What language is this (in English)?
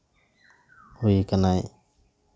Santali